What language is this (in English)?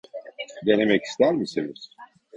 Turkish